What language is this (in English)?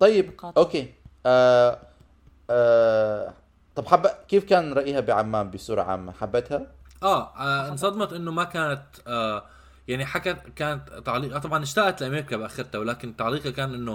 Arabic